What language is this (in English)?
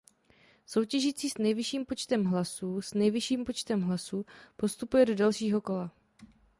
Czech